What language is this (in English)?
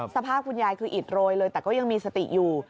Thai